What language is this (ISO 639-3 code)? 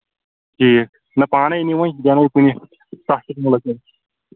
kas